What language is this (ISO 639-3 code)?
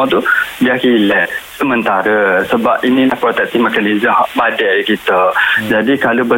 msa